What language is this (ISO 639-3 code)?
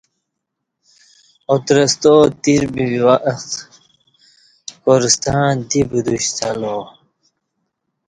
bsh